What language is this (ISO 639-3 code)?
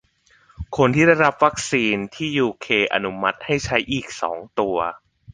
tha